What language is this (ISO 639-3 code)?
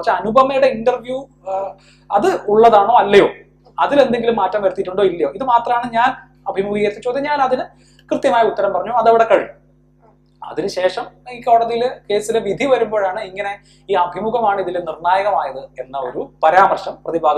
mal